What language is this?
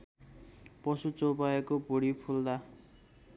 Nepali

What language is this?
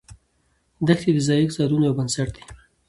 Pashto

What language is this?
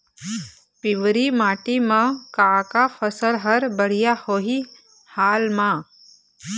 Chhattisgarhi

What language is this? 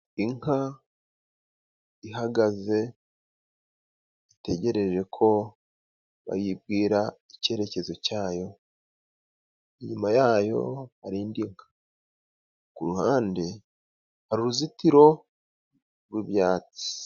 Kinyarwanda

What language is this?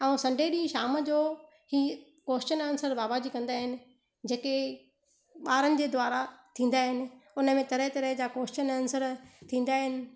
Sindhi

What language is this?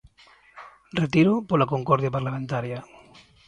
Galician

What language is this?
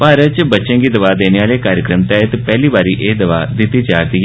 Dogri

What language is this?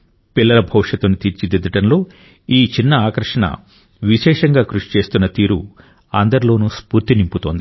Telugu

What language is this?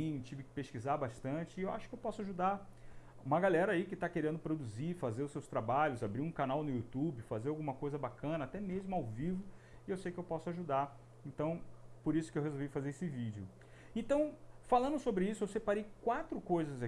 Portuguese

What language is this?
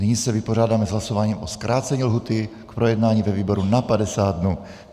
Czech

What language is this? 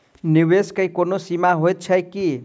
Maithili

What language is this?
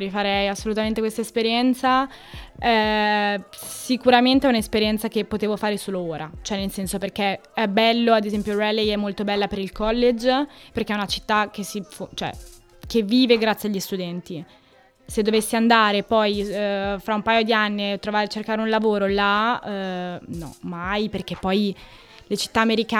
Italian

